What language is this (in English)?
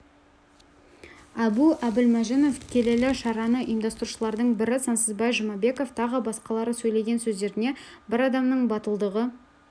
Kazakh